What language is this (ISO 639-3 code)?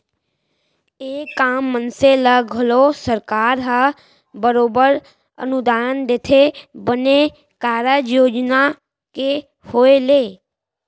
hne